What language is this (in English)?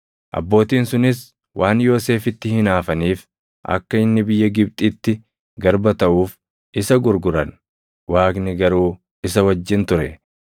Oromo